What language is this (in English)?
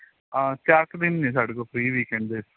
Punjabi